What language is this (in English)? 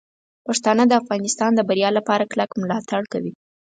Pashto